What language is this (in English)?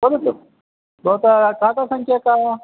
Sanskrit